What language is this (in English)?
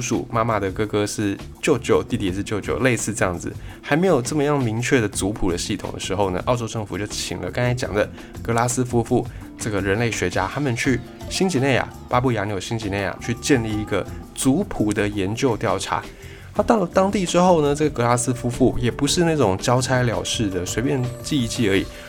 Chinese